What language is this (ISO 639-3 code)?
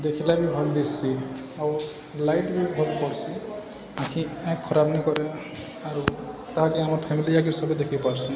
ori